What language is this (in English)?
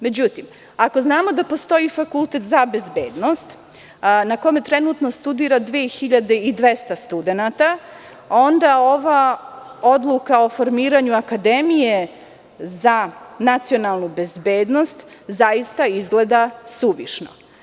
Serbian